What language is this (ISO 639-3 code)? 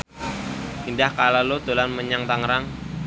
jav